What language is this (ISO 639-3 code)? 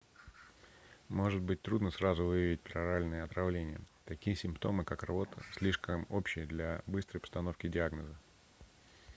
rus